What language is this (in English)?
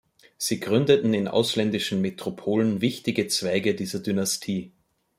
German